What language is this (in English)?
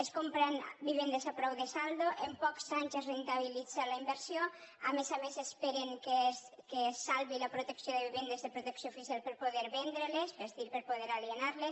Catalan